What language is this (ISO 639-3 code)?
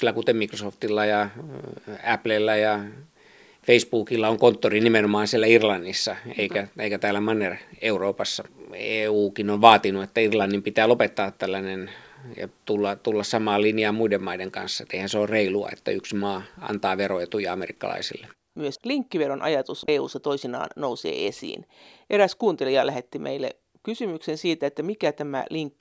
fin